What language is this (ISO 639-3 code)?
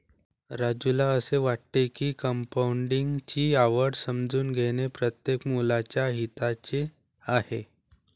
mar